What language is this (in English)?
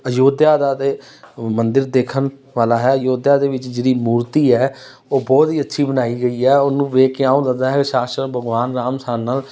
Punjabi